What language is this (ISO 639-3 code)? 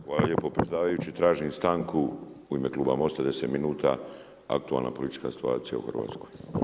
hrv